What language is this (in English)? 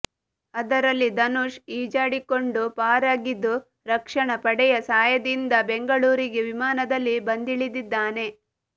Kannada